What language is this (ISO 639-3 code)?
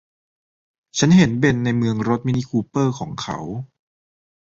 tha